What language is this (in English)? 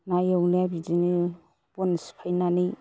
Bodo